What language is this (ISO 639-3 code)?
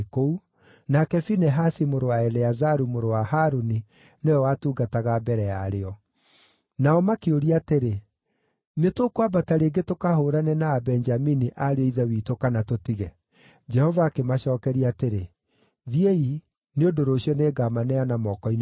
kik